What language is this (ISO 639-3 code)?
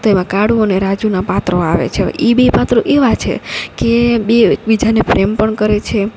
guj